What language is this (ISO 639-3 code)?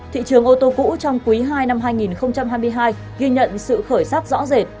vie